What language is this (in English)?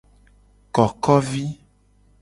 Gen